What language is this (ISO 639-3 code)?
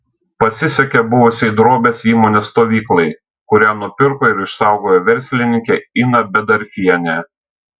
lit